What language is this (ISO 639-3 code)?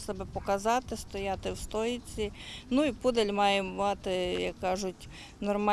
ukr